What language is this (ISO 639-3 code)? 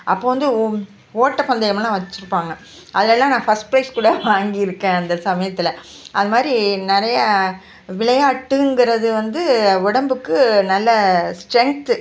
tam